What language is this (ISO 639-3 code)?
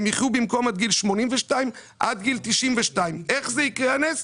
heb